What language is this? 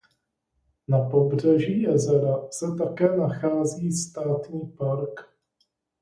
Czech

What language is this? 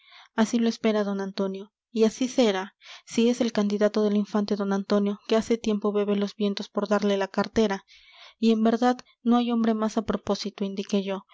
Spanish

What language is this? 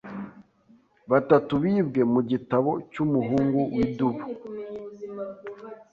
Kinyarwanda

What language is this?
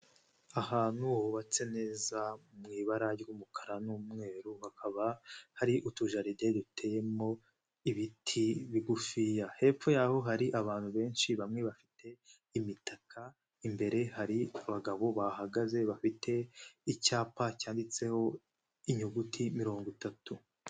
Kinyarwanda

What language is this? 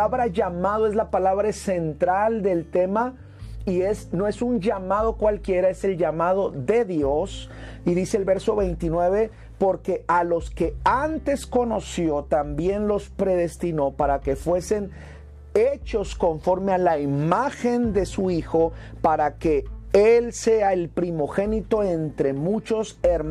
Spanish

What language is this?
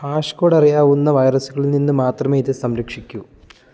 Malayalam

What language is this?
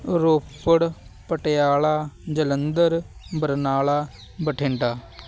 Punjabi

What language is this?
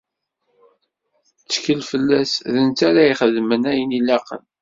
Kabyle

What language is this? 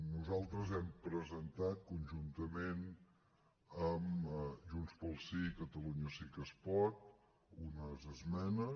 Catalan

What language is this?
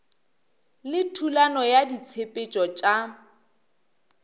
Northern Sotho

